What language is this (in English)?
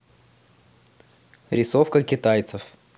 Russian